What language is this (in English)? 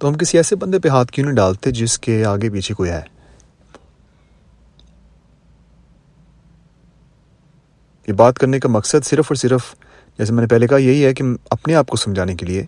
Urdu